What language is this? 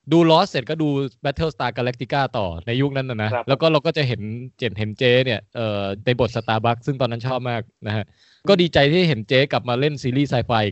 Thai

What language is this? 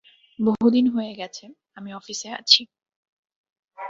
Bangla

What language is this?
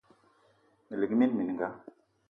Eton (Cameroon)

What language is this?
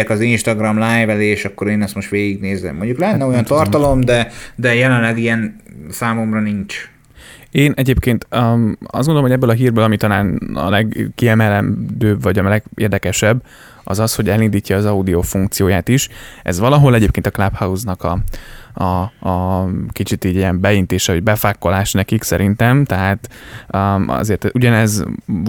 Hungarian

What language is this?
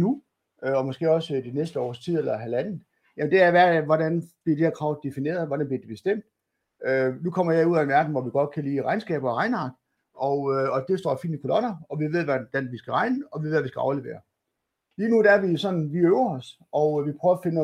Danish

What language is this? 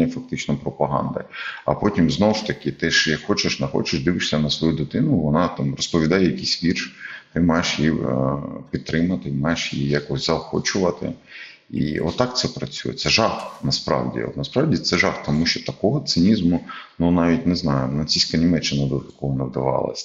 Ukrainian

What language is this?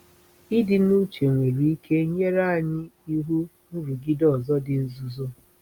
Igbo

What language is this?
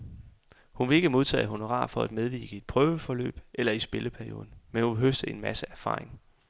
Danish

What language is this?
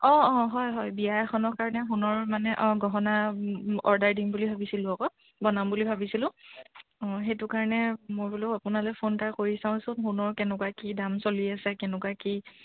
Assamese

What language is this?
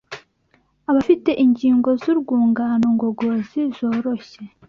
Kinyarwanda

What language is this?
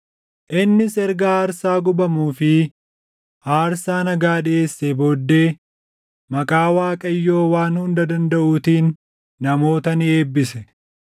Oromo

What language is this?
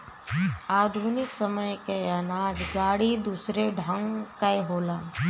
Bhojpuri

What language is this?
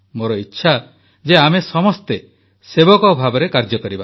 Odia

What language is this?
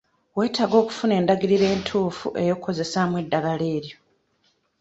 Ganda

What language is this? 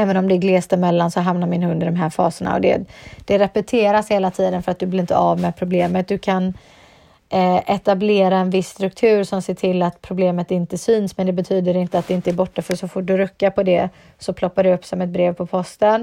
Swedish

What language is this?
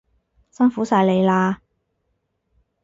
Cantonese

